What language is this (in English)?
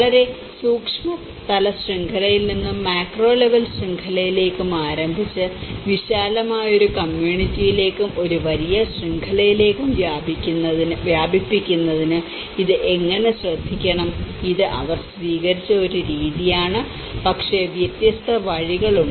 Malayalam